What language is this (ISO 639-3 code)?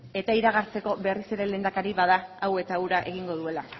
eus